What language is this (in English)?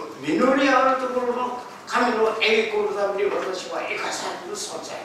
Japanese